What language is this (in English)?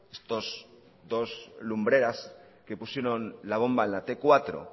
Spanish